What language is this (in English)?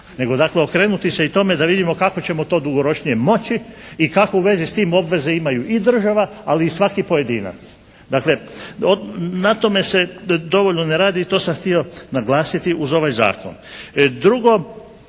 Croatian